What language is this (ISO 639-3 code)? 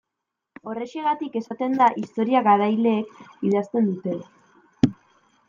eus